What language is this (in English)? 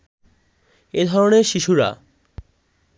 Bangla